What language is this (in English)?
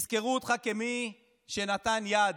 Hebrew